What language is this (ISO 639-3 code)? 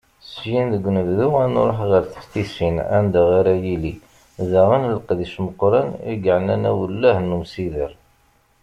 kab